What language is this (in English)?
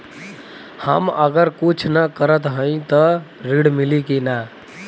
Bhojpuri